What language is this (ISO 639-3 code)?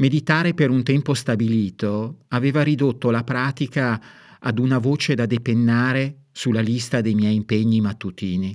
ita